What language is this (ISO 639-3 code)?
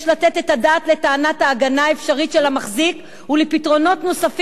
heb